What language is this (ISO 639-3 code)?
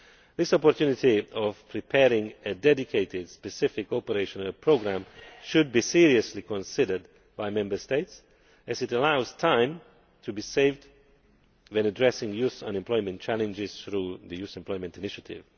eng